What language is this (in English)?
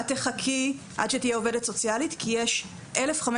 Hebrew